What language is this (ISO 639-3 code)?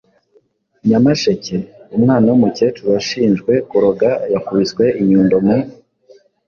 kin